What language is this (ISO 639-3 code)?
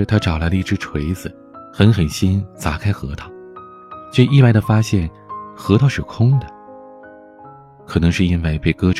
zho